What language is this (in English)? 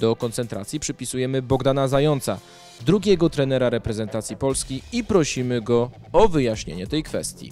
Polish